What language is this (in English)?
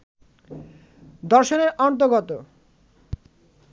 Bangla